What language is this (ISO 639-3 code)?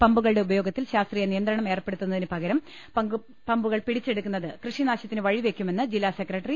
mal